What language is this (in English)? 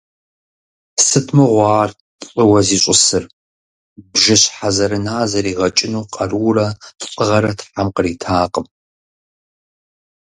Kabardian